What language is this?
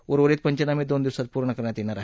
Marathi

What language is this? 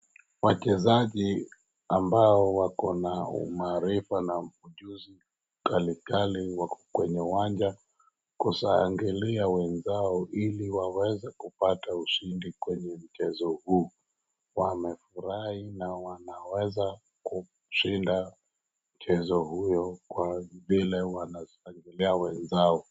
Swahili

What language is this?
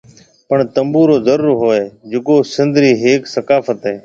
Marwari (Pakistan)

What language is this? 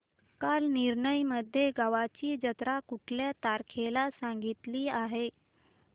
Marathi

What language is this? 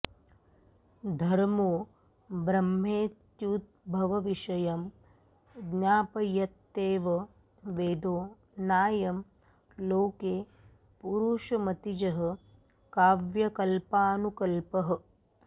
Sanskrit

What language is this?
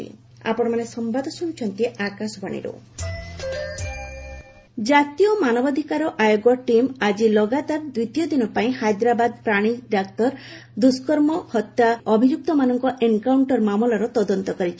Odia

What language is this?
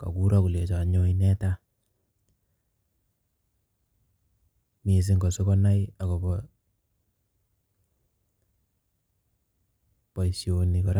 Kalenjin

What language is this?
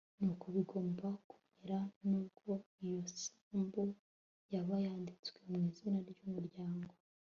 Kinyarwanda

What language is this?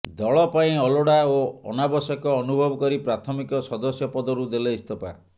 Odia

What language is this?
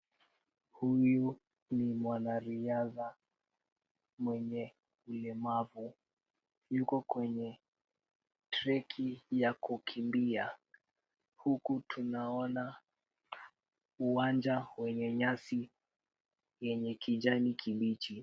Swahili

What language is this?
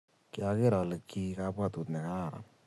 Kalenjin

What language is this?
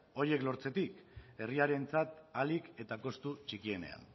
Basque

